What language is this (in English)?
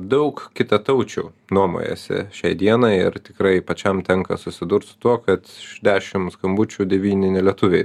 Lithuanian